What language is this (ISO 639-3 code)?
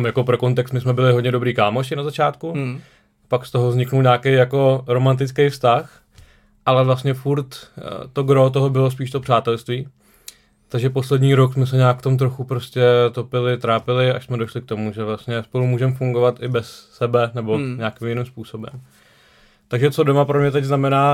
ces